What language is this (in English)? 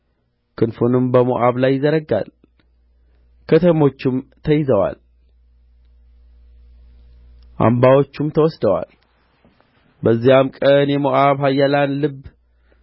Amharic